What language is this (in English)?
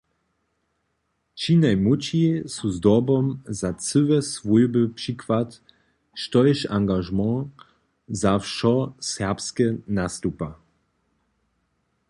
Upper Sorbian